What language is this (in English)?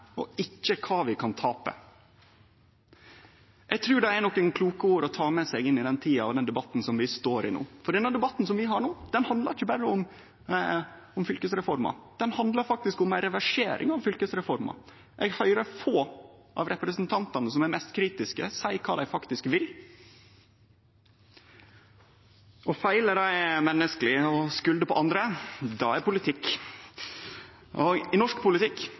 Norwegian Nynorsk